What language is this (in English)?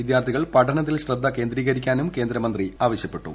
Malayalam